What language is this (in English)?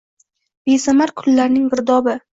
Uzbek